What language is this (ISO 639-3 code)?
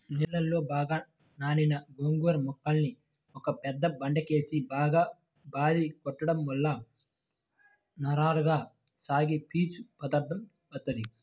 tel